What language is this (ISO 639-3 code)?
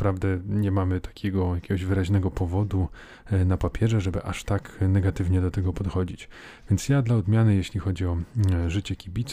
pol